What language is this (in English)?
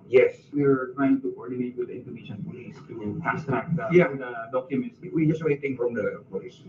Filipino